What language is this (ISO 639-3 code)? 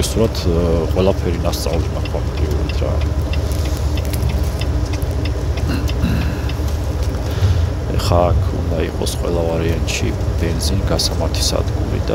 ron